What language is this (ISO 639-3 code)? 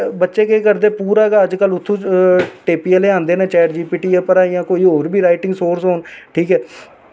doi